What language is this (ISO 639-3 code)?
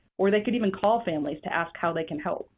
eng